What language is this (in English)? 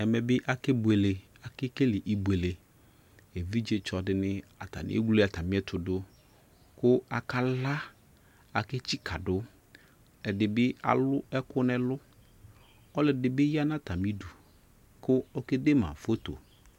Ikposo